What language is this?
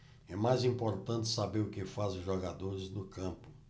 Portuguese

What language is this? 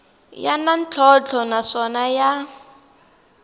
Tsonga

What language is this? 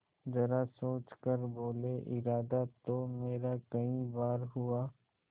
Hindi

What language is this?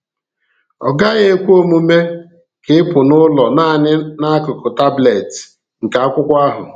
Igbo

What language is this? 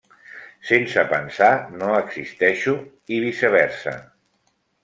Catalan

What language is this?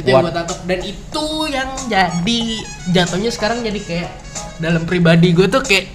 Indonesian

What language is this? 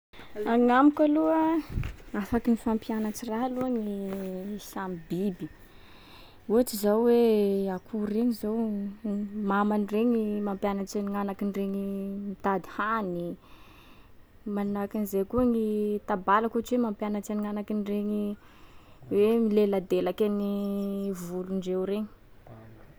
Sakalava Malagasy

